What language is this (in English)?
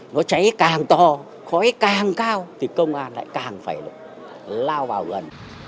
Vietnamese